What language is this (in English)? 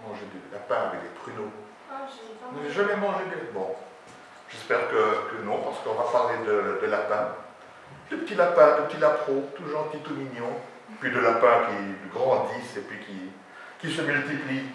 French